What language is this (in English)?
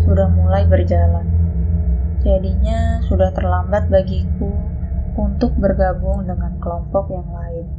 Indonesian